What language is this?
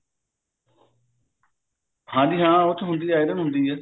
Punjabi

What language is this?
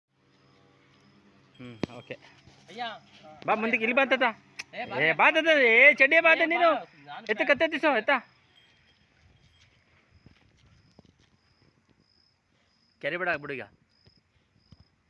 Kannada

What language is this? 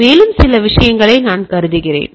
Tamil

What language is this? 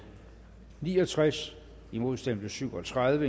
Danish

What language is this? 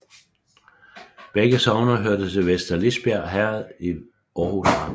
Danish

